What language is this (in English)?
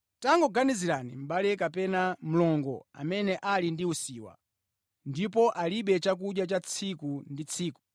Nyanja